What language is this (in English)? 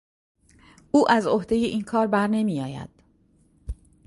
Persian